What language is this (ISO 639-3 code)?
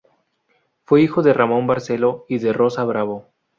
spa